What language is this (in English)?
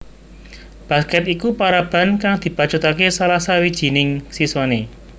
Javanese